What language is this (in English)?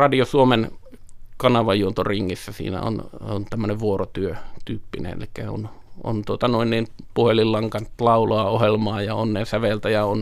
Finnish